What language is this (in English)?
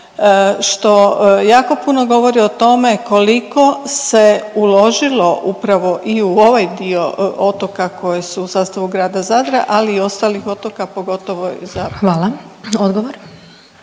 Croatian